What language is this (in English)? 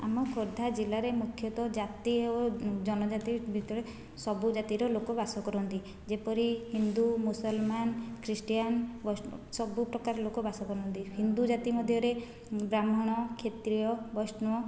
Odia